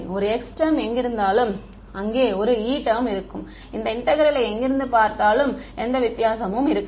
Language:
Tamil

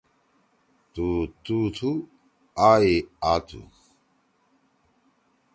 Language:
Torwali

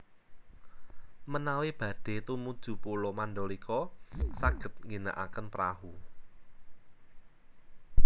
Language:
Javanese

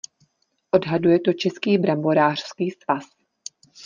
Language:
Czech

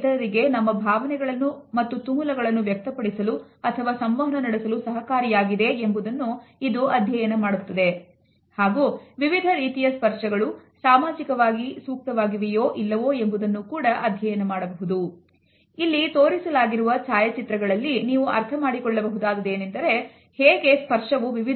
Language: Kannada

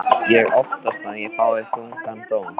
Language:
Icelandic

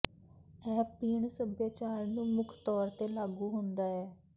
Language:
Punjabi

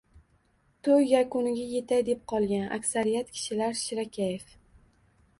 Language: Uzbek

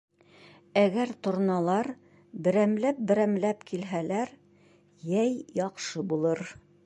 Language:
Bashkir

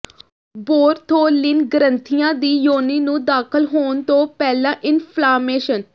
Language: Punjabi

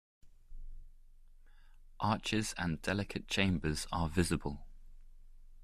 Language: English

